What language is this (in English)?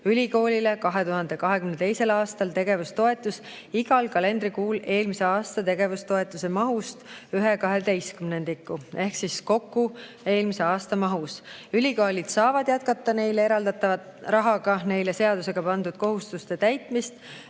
Estonian